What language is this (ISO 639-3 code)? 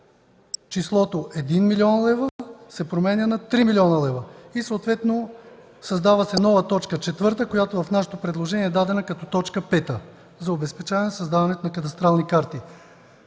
bul